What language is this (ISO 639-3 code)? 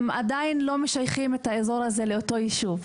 heb